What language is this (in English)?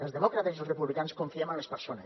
Catalan